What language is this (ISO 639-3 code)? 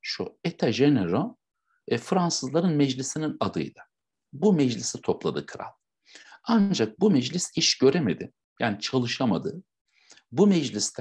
tur